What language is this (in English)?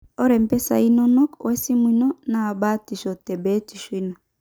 Masai